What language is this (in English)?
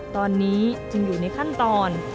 Thai